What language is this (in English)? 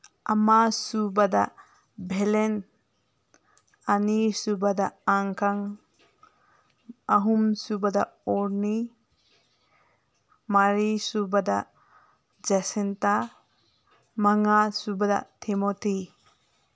Manipuri